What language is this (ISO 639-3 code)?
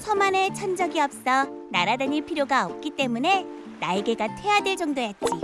kor